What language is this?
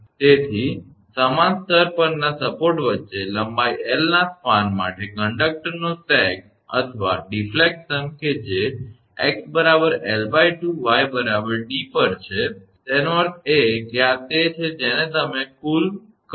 Gujarati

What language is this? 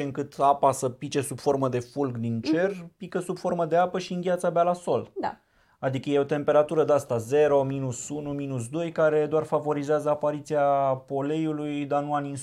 Romanian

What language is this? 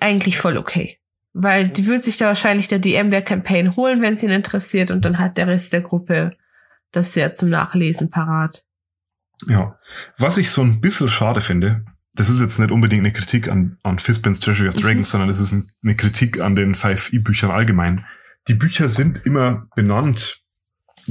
German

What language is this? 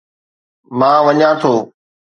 Sindhi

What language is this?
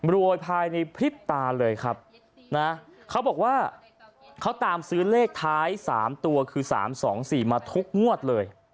Thai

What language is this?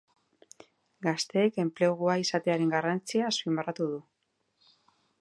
Basque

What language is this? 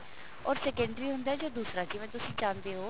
Punjabi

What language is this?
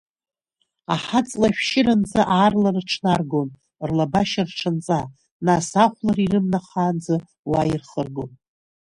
Abkhazian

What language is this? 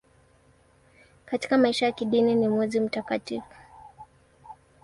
Swahili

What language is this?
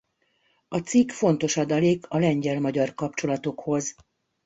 Hungarian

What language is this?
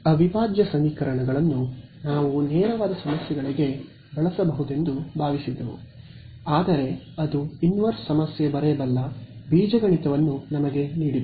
Kannada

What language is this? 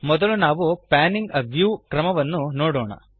Kannada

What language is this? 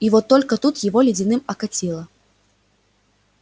Russian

